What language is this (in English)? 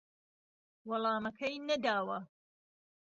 Central Kurdish